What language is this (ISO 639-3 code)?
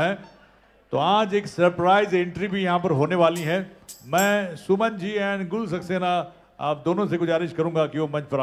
ara